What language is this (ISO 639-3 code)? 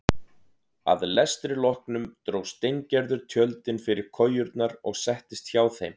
isl